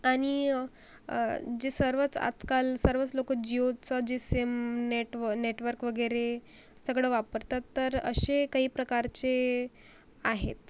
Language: Marathi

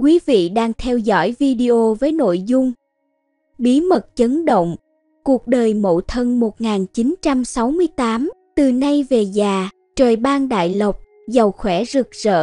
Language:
Vietnamese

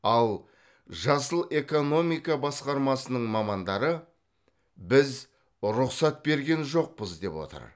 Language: Kazakh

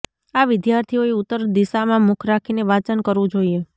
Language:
Gujarati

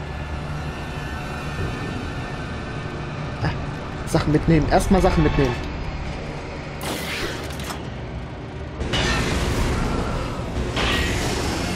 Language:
German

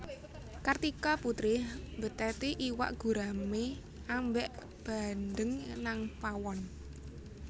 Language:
Javanese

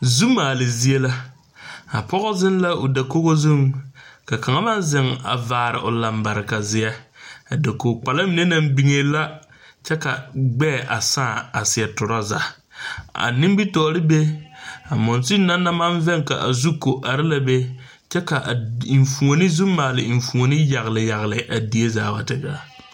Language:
Southern Dagaare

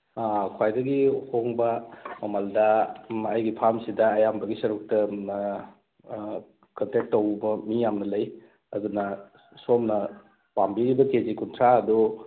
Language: Manipuri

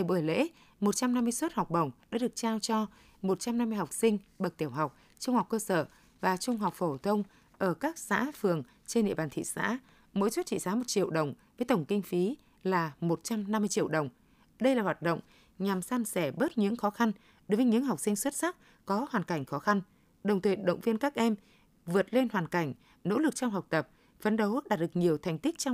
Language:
Vietnamese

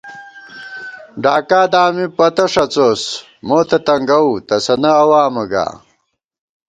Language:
Gawar-Bati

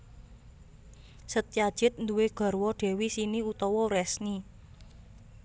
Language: Javanese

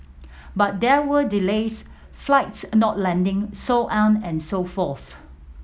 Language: English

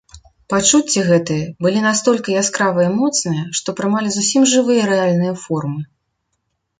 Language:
Belarusian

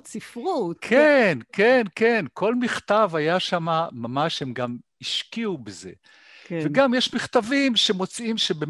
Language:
Hebrew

